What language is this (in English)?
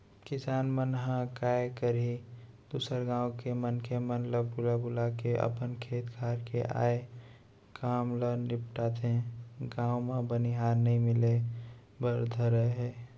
Chhattisgarhi